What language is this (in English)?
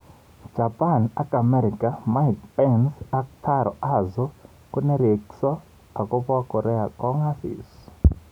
Kalenjin